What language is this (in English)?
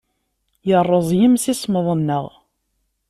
Kabyle